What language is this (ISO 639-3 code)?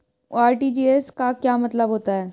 hin